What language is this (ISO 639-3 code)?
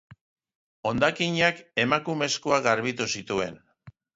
eus